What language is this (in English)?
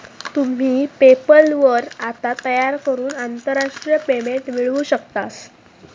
Marathi